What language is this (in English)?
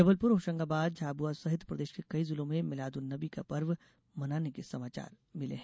Hindi